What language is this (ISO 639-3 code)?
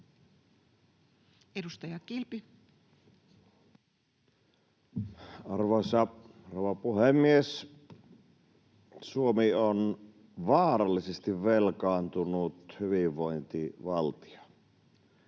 fin